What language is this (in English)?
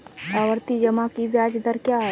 Hindi